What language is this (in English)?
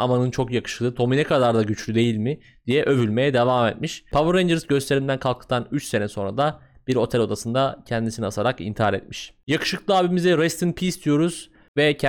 Turkish